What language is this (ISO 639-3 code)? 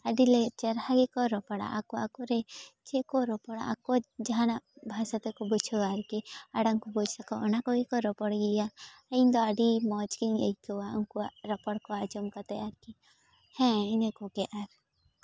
sat